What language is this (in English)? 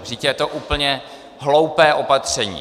Czech